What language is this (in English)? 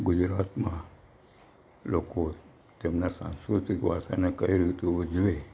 Gujarati